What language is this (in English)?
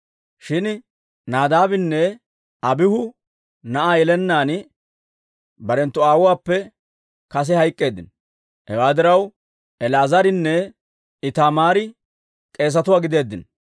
Dawro